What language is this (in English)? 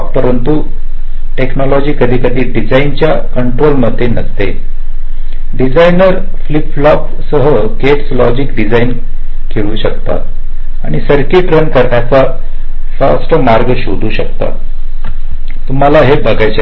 Marathi